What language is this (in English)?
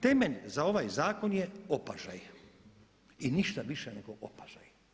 Croatian